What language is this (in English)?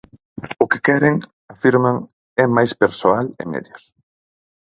Galician